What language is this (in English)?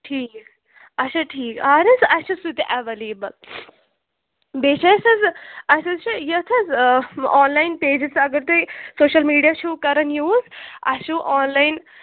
Kashmiri